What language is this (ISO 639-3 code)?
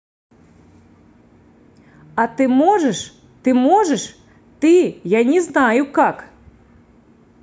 rus